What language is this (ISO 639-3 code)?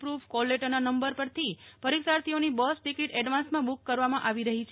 guj